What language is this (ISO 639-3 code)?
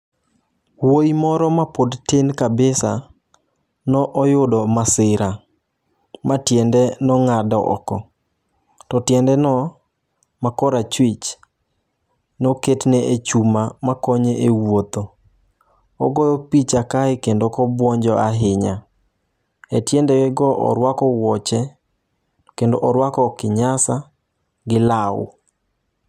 luo